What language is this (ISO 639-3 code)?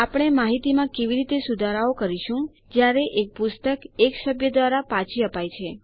guj